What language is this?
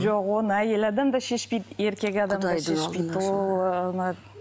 Kazakh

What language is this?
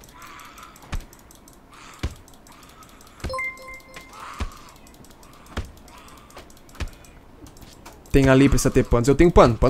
Portuguese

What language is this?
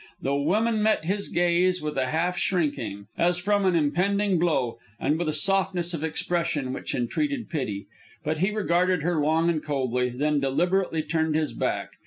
English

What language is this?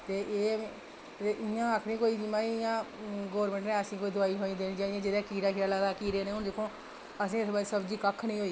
Dogri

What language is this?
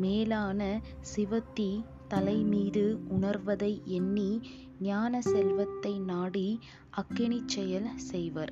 Tamil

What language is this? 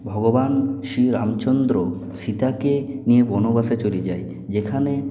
Bangla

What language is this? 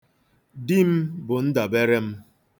Igbo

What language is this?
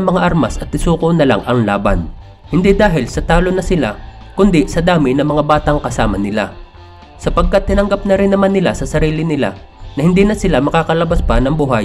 Filipino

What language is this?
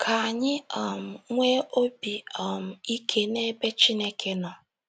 Igbo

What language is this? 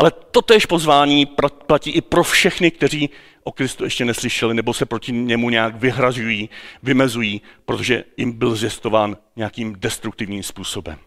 Czech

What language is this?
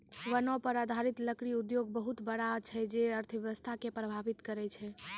Maithili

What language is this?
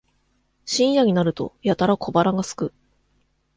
Japanese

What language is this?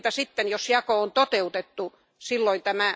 Finnish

